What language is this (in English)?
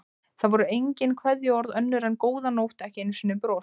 Icelandic